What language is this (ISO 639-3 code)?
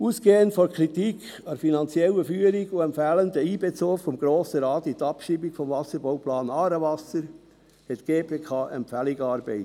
gsw